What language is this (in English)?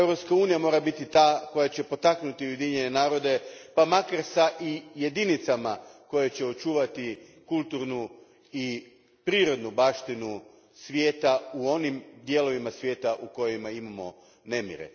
Croatian